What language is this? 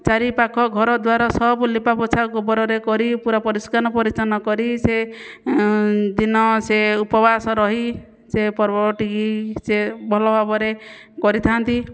Odia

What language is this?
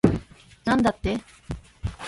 Japanese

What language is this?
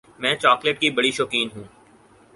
Urdu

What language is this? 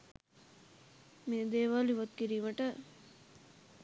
Sinhala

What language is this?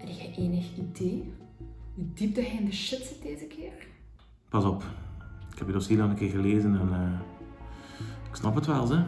Dutch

